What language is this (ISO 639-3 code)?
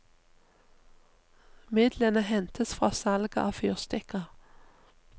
nor